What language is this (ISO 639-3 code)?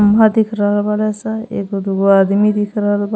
bho